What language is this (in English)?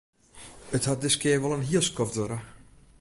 Western Frisian